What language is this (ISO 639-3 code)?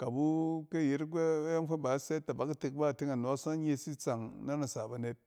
cen